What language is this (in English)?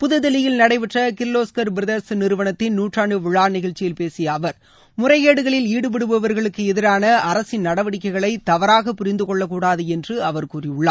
Tamil